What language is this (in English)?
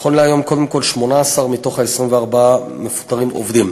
Hebrew